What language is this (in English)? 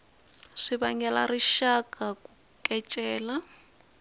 Tsonga